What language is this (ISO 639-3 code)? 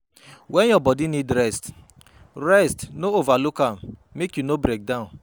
pcm